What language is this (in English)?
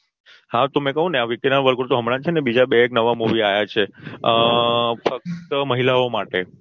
Gujarati